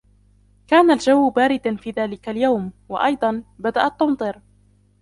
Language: Arabic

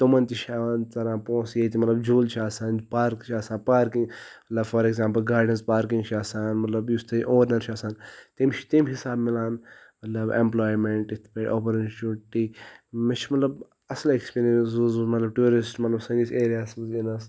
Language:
Kashmiri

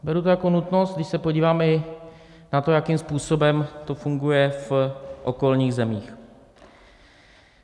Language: Czech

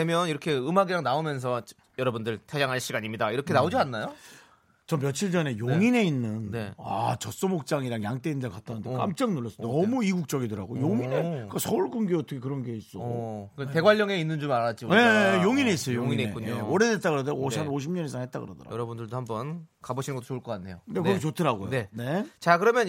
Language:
Korean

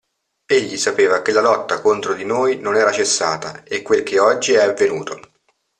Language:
Italian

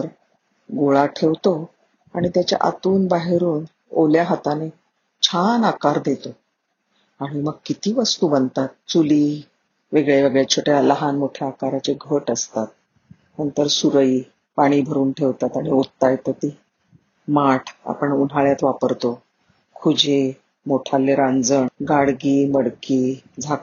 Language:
Marathi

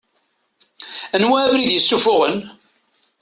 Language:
Kabyle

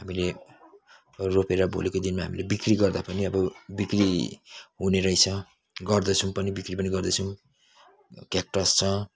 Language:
Nepali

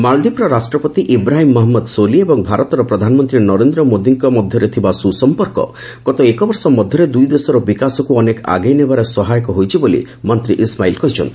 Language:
Odia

